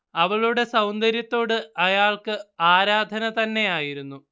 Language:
Malayalam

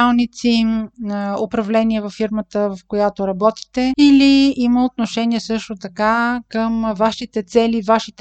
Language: Bulgarian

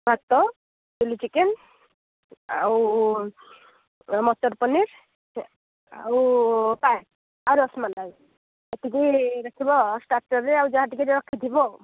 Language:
Odia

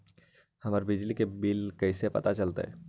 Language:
Magahi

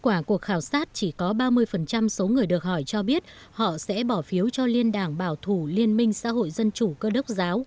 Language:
Vietnamese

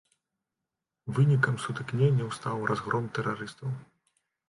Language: Belarusian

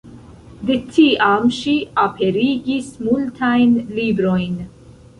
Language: Esperanto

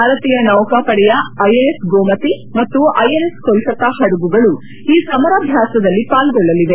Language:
Kannada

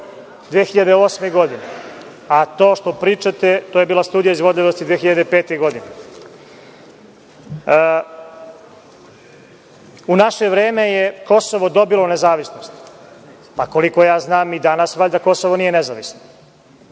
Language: Serbian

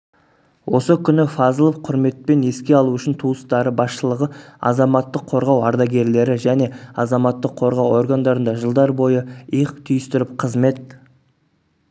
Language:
Kazakh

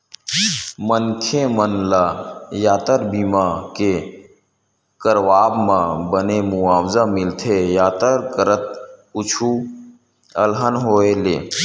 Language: Chhattisgarhi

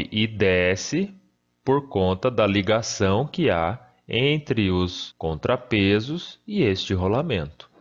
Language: Portuguese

